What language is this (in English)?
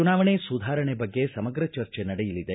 Kannada